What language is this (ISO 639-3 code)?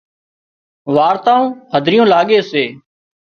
kxp